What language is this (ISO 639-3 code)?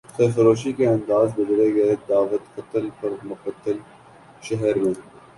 urd